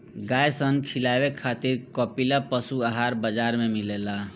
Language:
Bhojpuri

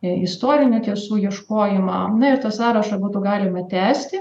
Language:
Lithuanian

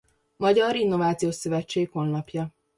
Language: Hungarian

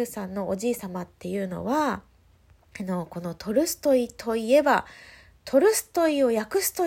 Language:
Japanese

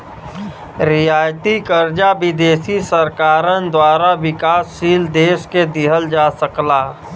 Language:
Bhojpuri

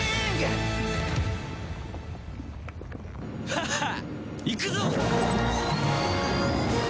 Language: Japanese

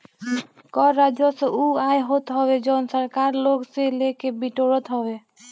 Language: Bhojpuri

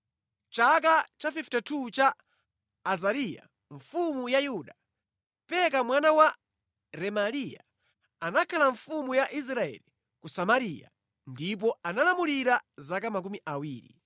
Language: Nyanja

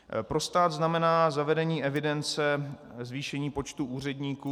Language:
Czech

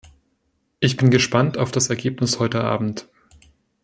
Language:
German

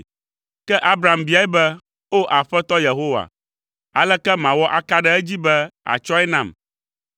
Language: Ewe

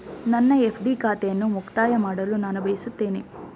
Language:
Kannada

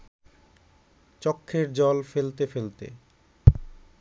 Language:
Bangla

